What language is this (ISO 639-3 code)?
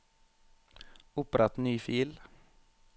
nor